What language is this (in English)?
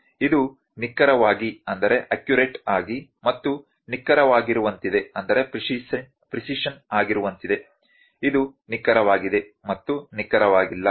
Kannada